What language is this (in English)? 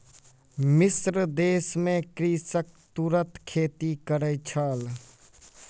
Maithili